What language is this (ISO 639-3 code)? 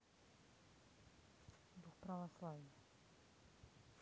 rus